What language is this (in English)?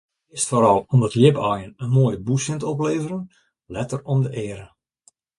Western Frisian